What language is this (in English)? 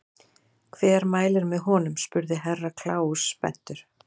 Icelandic